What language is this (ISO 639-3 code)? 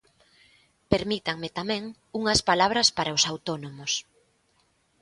glg